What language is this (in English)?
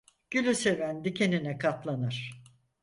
Turkish